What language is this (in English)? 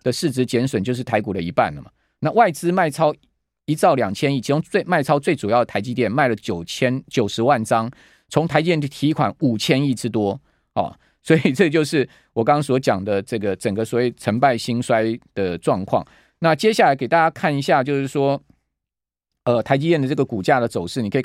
Chinese